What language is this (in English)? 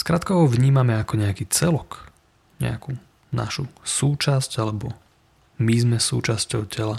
Slovak